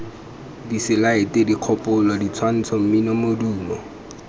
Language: Tswana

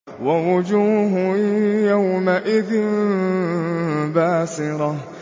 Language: Arabic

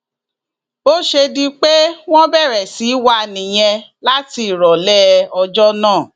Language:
Yoruba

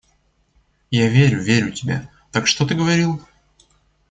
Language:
Russian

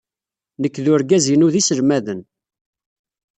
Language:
Kabyle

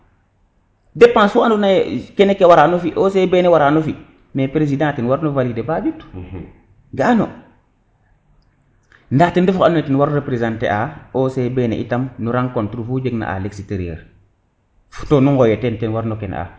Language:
Serer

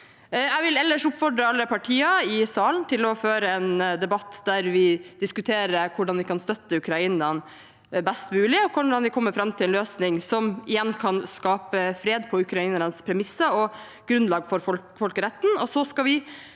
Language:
Norwegian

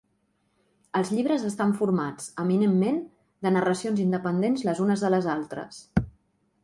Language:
Catalan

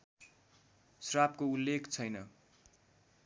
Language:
Nepali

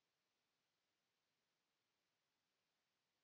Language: Finnish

